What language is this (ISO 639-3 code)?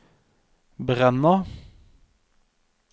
nor